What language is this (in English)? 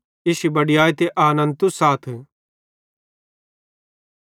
Bhadrawahi